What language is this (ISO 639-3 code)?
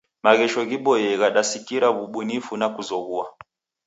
dav